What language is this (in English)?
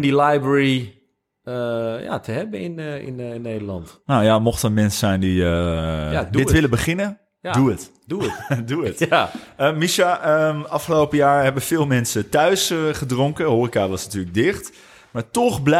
Dutch